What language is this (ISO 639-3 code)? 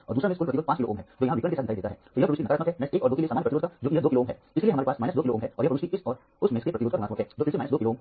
hin